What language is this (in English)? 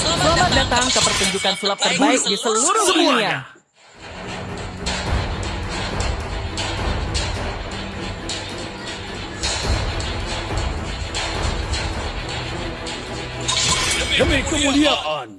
Indonesian